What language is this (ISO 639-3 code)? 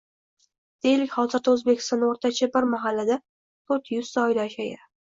uzb